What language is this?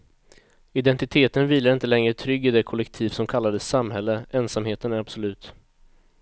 Swedish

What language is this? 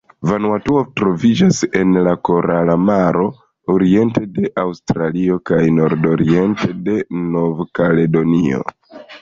Esperanto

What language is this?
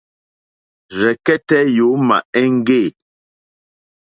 Mokpwe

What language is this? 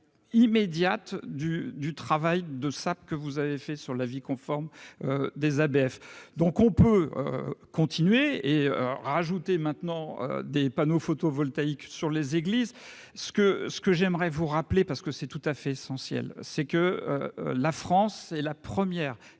French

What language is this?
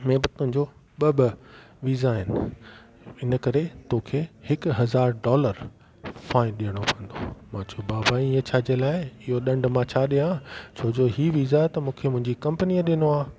Sindhi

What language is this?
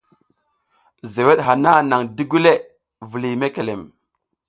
South Giziga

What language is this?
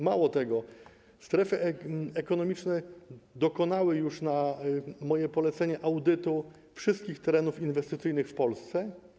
Polish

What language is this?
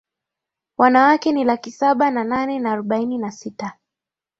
Swahili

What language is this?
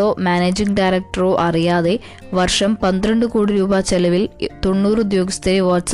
Malayalam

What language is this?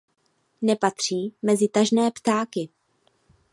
Czech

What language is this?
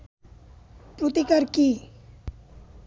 Bangla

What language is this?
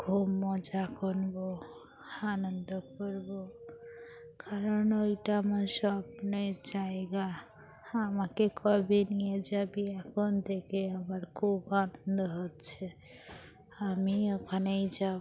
Bangla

